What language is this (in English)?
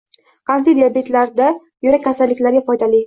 Uzbek